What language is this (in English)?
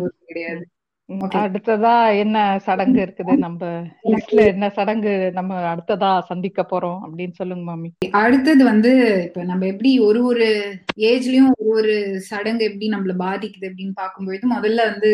Tamil